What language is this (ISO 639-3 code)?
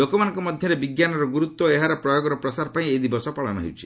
ori